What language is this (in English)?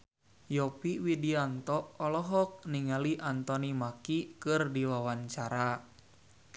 Sundanese